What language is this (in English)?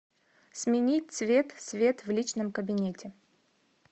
Russian